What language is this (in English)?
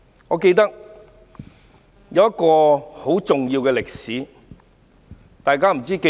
Cantonese